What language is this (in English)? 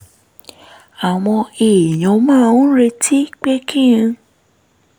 Yoruba